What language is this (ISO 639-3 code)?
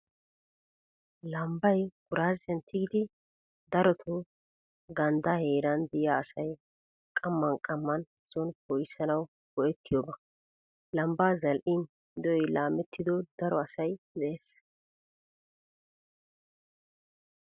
wal